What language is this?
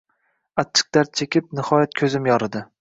Uzbek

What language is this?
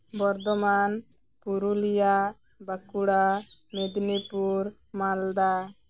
Santali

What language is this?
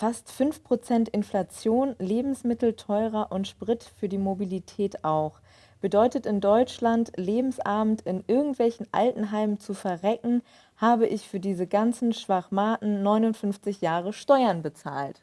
German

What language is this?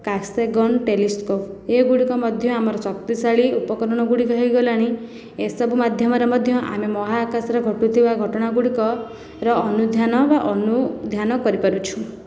Odia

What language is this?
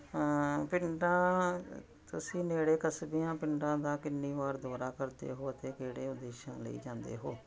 Punjabi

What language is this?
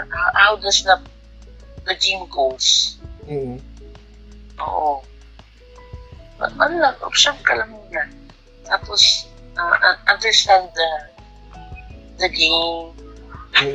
Filipino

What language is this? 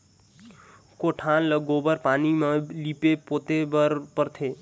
Chhattisgarhi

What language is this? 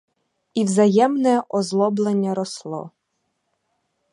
Ukrainian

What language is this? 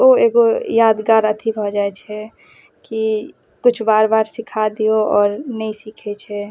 Maithili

